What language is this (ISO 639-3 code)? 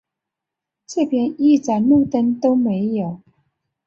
zho